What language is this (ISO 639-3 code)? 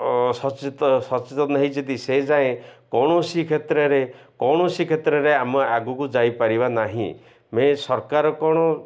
ori